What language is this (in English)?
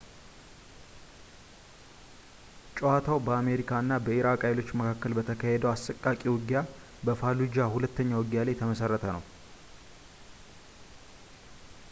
Amharic